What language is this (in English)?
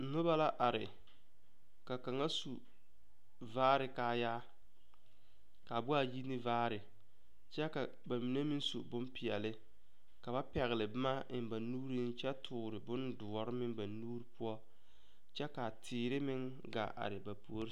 Southern Dagaare